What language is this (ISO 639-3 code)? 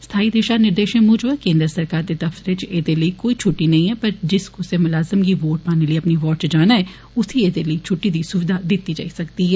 doi